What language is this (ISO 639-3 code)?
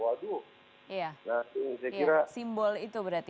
ind